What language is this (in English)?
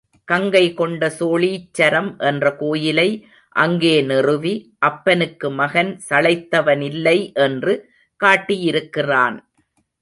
Tamil